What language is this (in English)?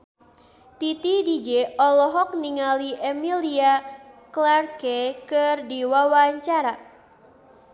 Sundanese